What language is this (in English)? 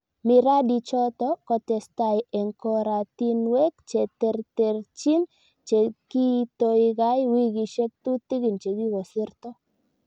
Kalenjin